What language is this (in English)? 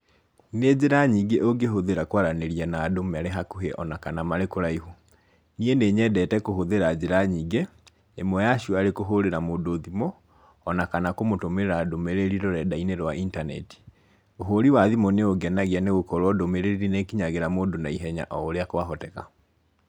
Kikuyu